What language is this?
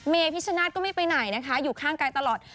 Thai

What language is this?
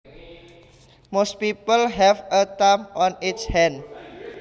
Javanese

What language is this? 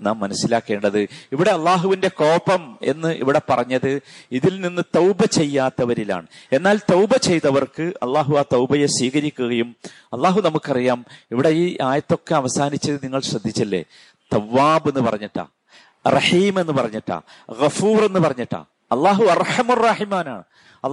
Malayalam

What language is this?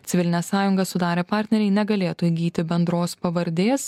Lithuanian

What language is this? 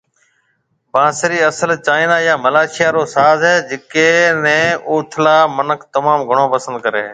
Marwari (Pakistan)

